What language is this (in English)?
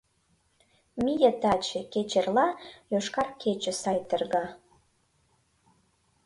Mari